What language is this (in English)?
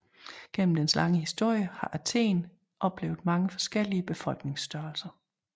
Danish